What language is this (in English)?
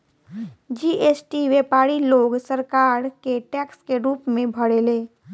Bhojpuri